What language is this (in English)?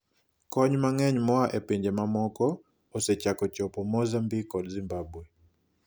Luo (Kenya and Tanzania)